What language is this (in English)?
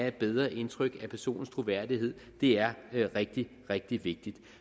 Danish